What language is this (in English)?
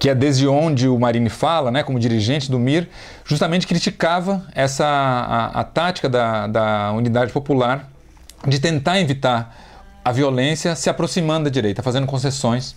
Portuguese